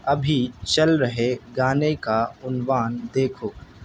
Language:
Urdu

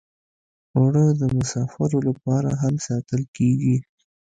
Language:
Pashto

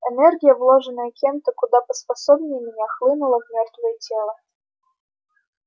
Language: Russian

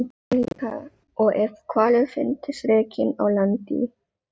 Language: Icelandic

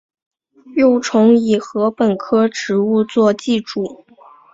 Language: Chinese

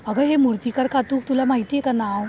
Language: Marathi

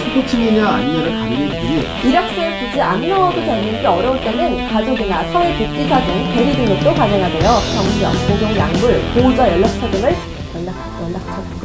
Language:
Korean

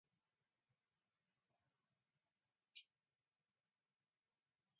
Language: Musgu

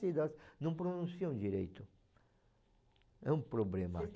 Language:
Portuguese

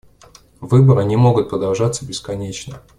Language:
Russian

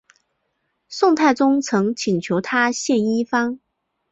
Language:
Chinese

